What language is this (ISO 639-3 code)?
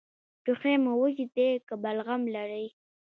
pus